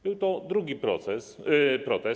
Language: Polish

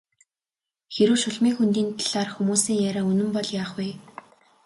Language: Mongolian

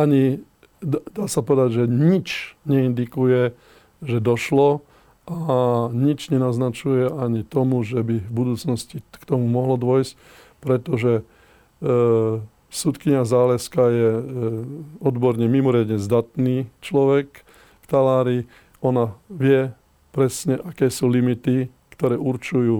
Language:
Slovak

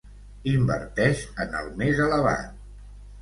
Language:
Catalan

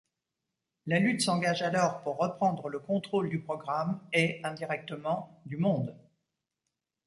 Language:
French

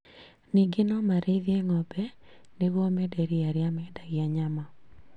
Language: Kikuyu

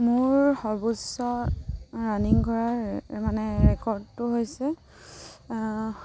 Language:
Assamese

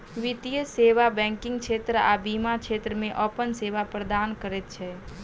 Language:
Maithili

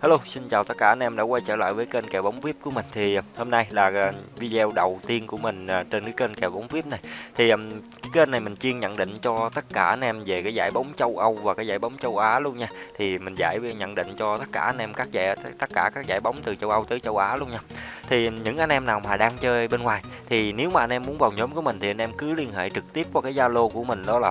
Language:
Vietnamese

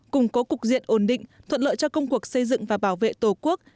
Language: Vietnamese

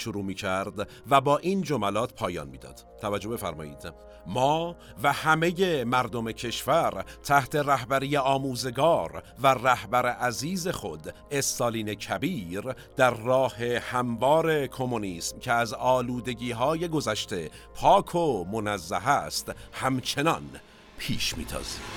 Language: Persian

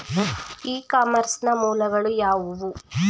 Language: Kannada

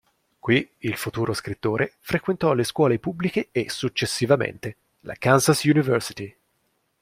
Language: Italian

